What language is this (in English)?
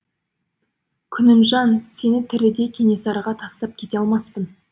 Kazakh